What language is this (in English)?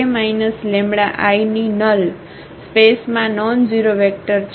Gujarati